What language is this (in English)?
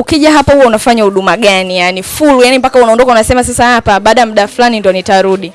Swahili